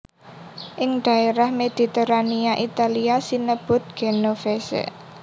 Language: Javanese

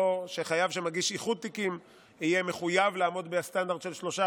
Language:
Hebrew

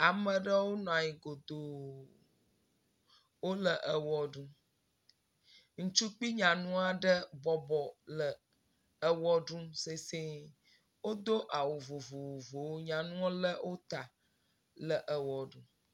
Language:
Ewe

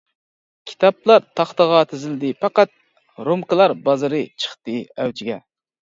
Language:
Uyghur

